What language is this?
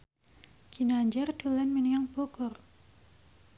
Javanese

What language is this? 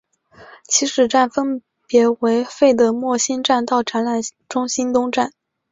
Chinese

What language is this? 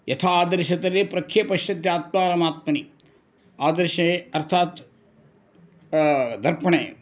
Sanskrit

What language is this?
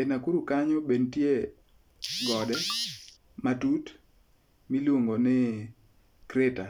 Luo (Kenya and Tanzania)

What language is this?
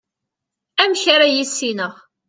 Kabyle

